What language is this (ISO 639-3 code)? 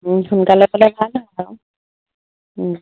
asm